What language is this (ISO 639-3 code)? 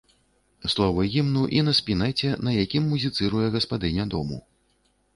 bel